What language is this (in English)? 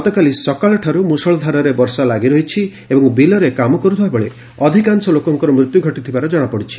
Odia